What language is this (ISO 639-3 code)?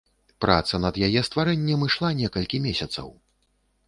bel